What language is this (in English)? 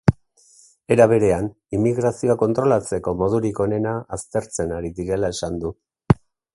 Basque